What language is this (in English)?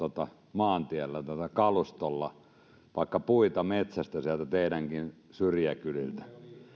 Finnish